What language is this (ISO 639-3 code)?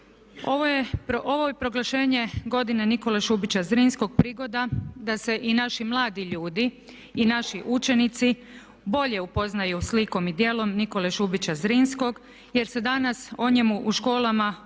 hrv